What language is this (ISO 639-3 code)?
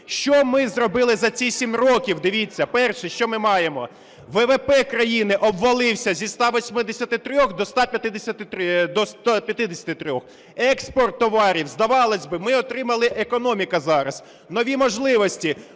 ukr